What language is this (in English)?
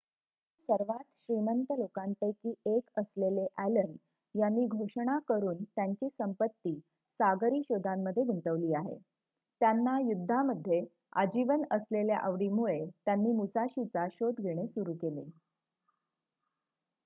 Marathi